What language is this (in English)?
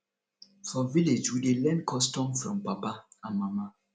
Nigerian Pidgin